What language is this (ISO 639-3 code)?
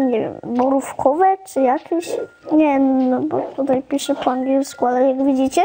pol